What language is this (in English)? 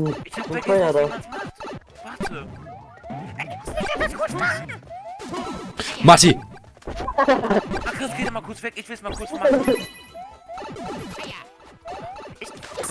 German